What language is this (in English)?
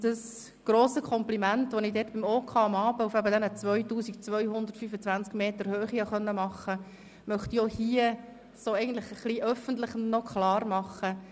Swiss German